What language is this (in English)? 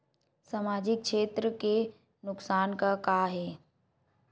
Chhattisgarhi